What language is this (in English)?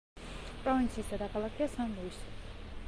Georgian